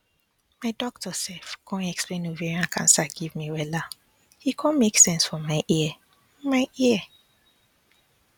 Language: Nigerian Pidgin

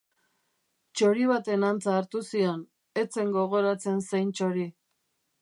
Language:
Basque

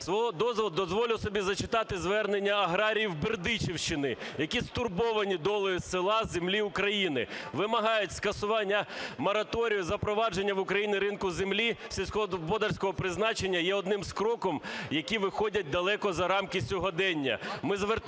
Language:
Ukrainian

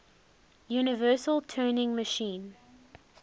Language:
English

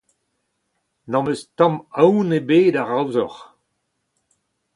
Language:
Breton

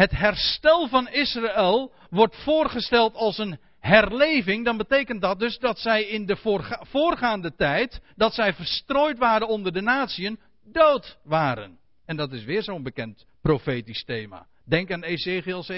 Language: Dutch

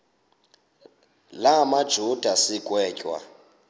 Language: Xhosa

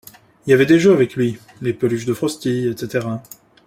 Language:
French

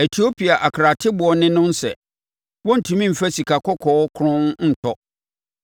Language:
Akan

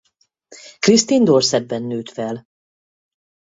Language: Hungarian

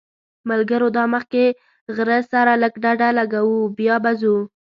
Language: Pashto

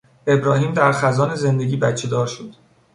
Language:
Persian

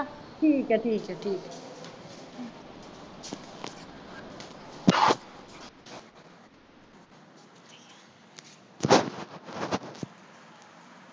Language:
Punjabi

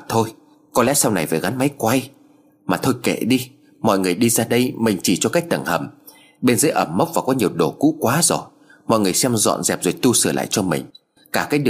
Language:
Vietnamese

